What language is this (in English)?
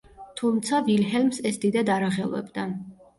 Georgian